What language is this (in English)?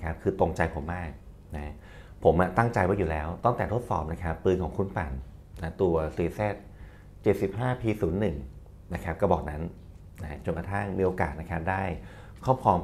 Thai